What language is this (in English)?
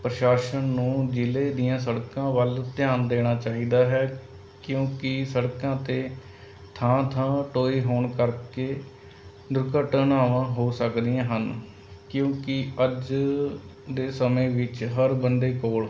Punjabi